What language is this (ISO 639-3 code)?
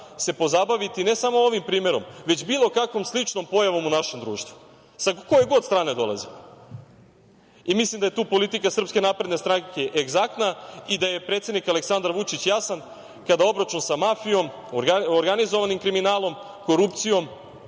srp